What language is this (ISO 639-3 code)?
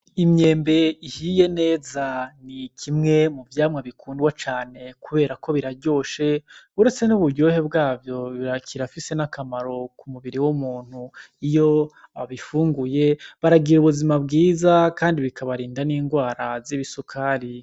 run